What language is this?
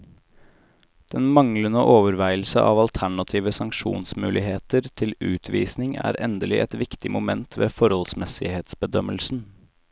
Norwegian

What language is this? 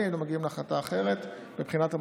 Hebrew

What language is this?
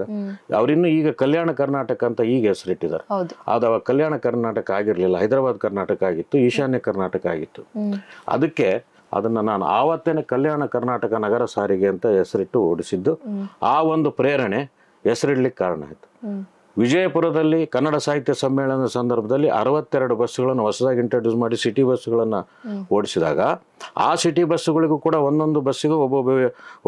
Kannada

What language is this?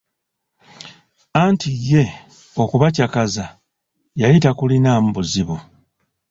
Ganda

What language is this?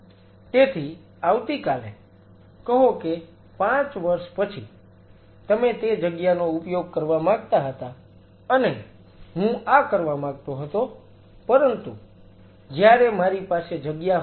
Gujarati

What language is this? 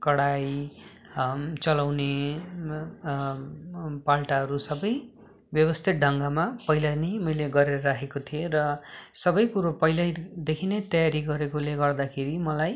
Nepali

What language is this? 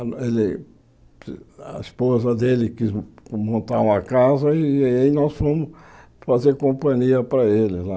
Portuguese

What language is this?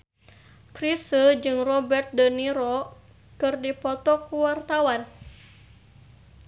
Sundanese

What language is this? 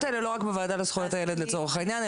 Hebrew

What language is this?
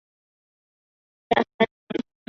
Chinese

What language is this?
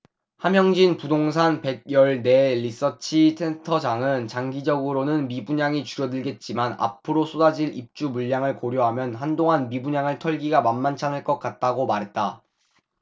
Korean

